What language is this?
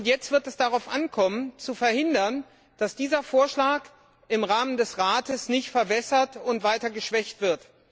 German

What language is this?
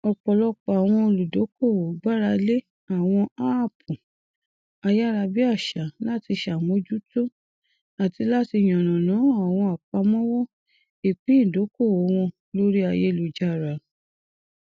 Yoruba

